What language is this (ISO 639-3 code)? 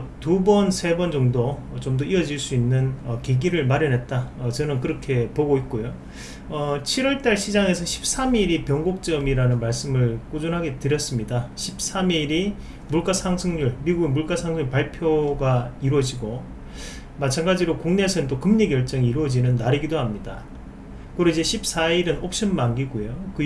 kor